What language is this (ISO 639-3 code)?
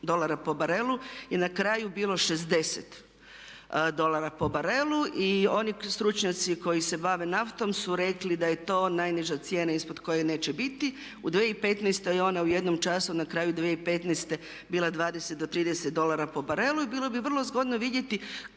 hrv